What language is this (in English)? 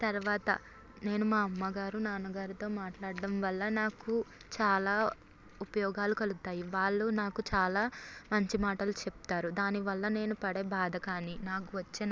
Telugu